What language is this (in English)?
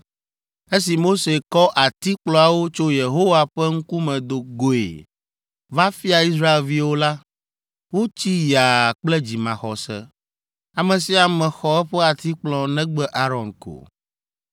Ewe